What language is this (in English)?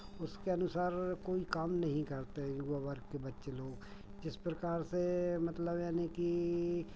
Hindi